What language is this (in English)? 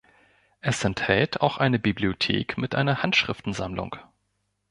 German